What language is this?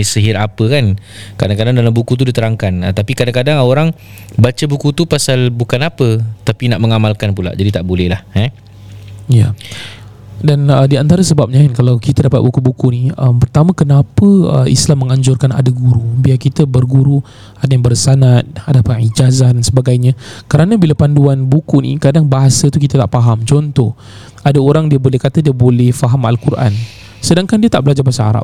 Malay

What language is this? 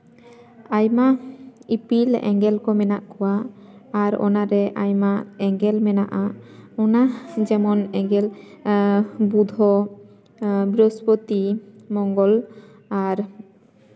Santali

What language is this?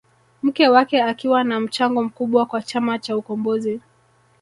Swahili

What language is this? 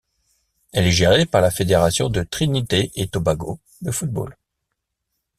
French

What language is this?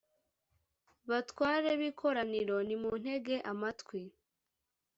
Kinyarwanda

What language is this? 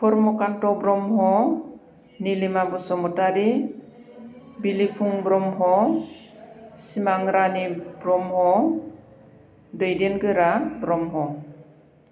Bodo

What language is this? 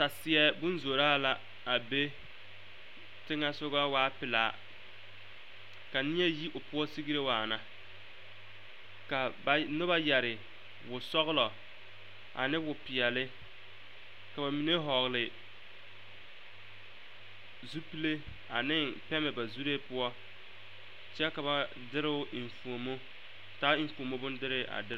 Southern Dagaare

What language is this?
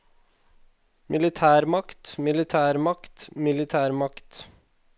Norwegian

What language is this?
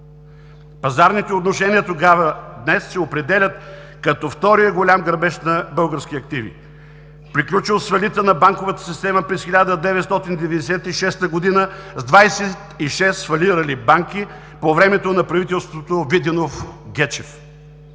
Bulgarian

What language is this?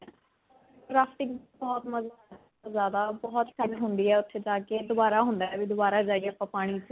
Punjabi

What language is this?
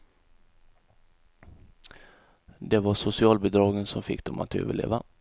Swedish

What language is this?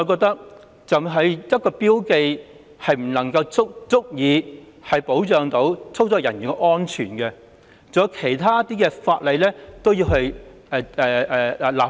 Cantonese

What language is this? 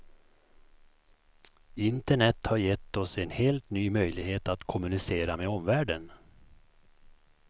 Swedish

